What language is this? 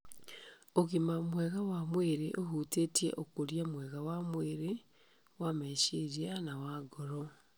Kikuyu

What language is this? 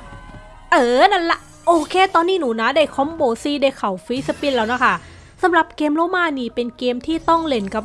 Thai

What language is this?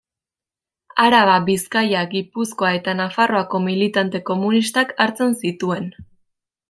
Basque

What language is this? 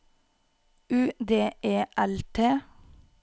Norwegian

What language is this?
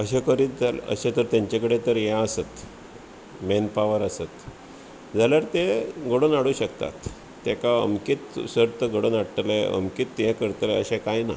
Konkani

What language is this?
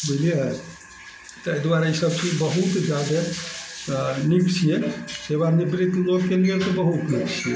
Maithili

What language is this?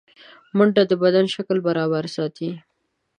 Pashto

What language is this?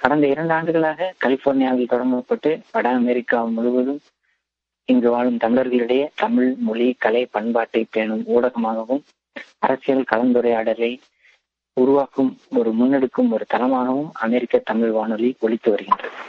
Tamil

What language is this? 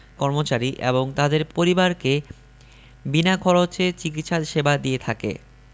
Bangla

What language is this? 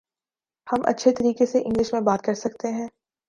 Urdu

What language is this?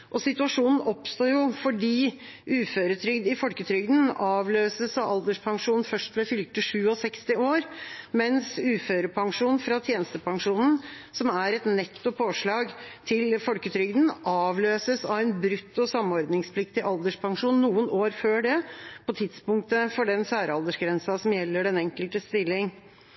Norwegian Bokmål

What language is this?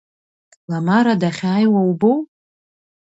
Abkhazian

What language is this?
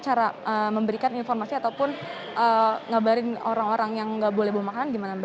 Indonesian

